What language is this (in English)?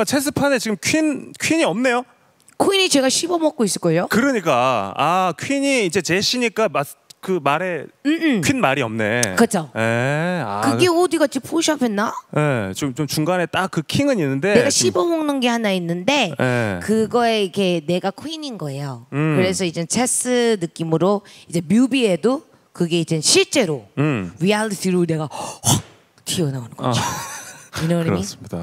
Korean